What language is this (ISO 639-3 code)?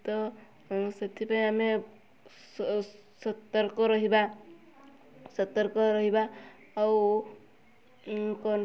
ori